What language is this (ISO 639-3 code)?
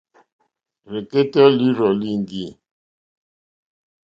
bri